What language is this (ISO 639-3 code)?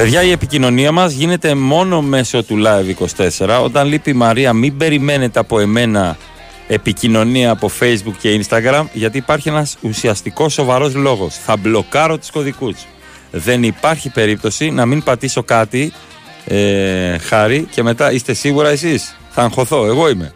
ell